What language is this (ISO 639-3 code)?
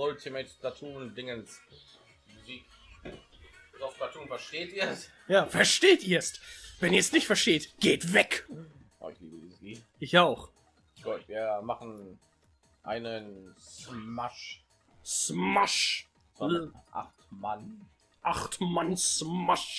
deu